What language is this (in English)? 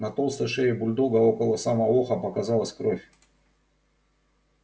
Russian